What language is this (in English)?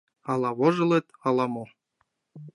Mari